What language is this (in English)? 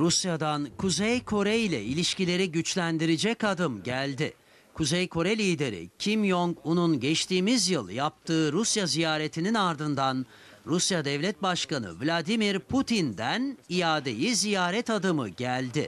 Turkish